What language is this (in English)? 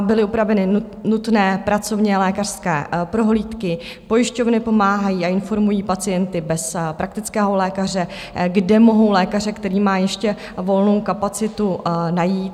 Czech